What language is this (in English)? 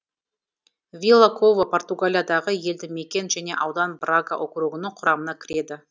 Kazakh